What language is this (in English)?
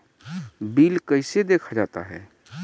Maithili